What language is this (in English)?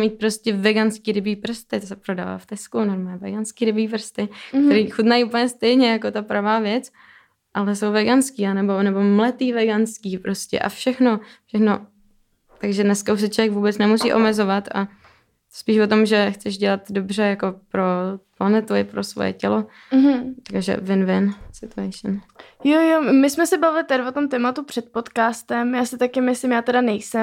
Czech